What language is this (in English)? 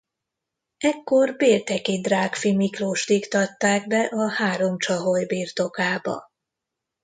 Hungarian